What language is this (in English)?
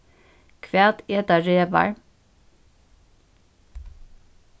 Faroese